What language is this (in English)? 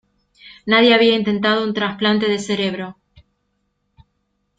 Spanish